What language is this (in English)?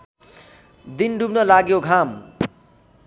Nepali